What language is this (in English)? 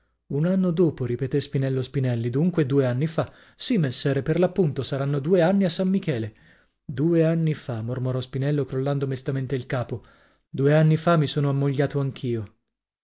Italian